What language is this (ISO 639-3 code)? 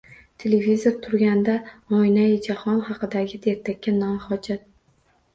uzb